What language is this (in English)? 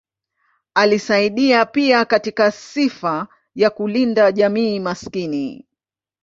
Swahili